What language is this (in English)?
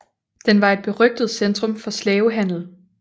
Danish